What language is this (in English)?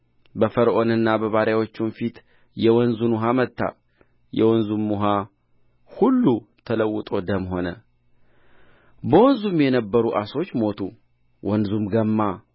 Amharic